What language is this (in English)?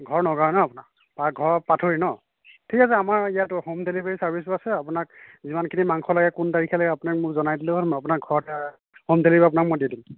Assamese